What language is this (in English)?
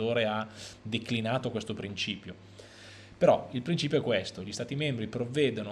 Italian